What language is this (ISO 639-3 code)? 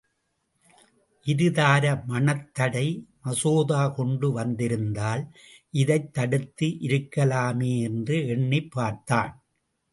tam